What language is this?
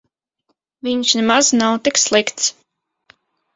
Latvian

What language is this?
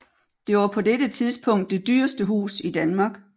Danish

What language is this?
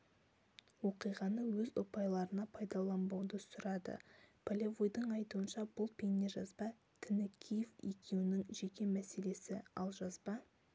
Kazakh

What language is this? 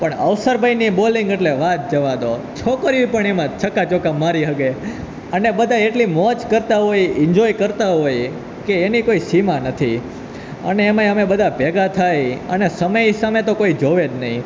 Gujarati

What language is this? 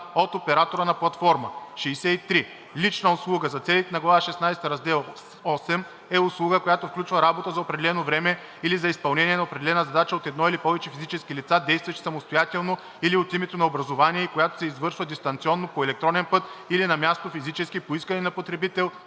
Bulgarian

